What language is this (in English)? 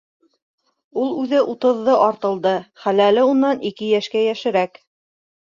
Bashkir